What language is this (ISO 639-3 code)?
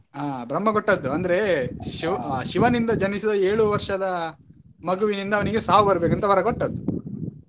kan